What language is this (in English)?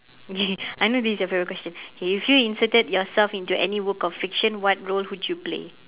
English